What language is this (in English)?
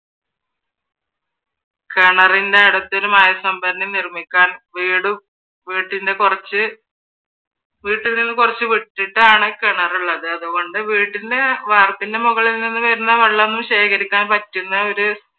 Malayalam